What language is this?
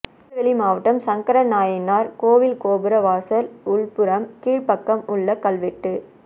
Tamil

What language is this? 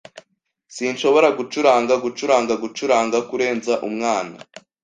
Kinyarwanda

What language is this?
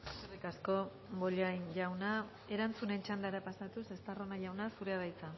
Basque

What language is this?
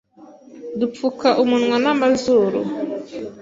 Kinyarwanda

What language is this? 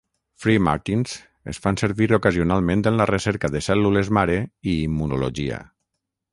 Catalan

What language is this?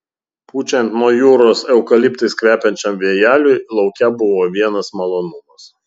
Lithuanian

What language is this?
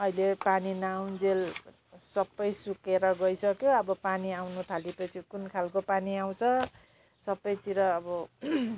Nepali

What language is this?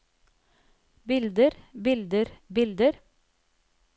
Norwegian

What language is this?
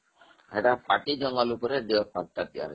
Odia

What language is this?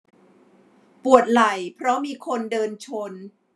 Thai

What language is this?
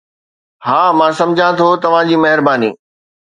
Sindhi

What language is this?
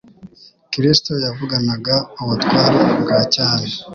Kinyarwanda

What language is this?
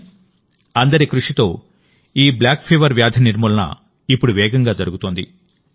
Telugu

